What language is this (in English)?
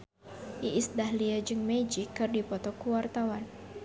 Sundanese